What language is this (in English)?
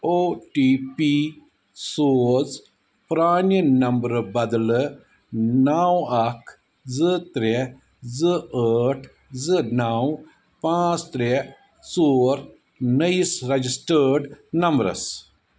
Kashmiri